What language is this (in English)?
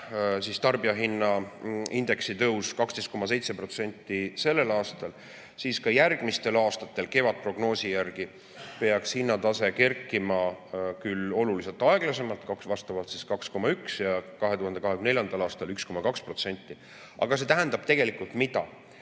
Estonian